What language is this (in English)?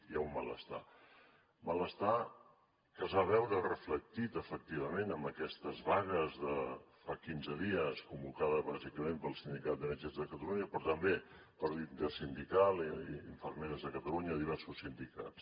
Catalan